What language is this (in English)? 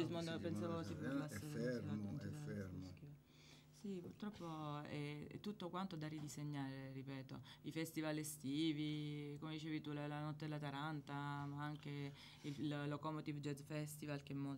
Italian